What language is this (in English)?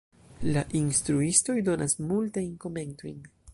Esperanto